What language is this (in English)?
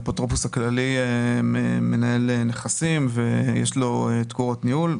Hebrew